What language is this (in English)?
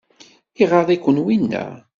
Kabyle